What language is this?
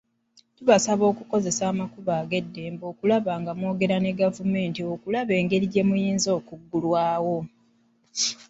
Ganda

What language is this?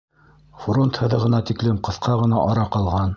Bashkir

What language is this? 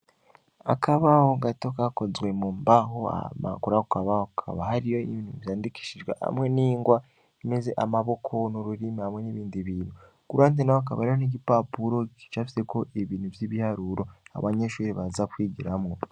Rundi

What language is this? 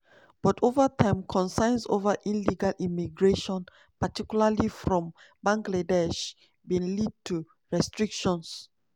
Nigerian Pidgin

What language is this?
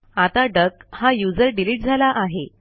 Marathi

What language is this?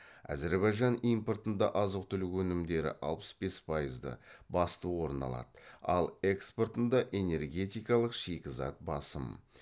Kazakh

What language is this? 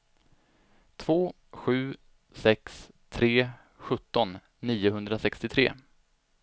Swedish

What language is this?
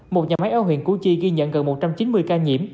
Vietnamese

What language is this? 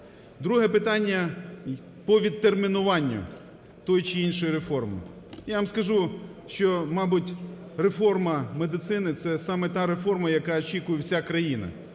Ukrainian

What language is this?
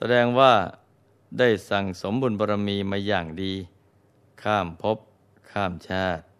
Thai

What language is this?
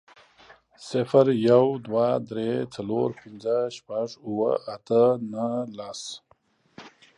Pashto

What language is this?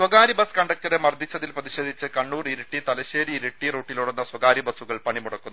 Malayalam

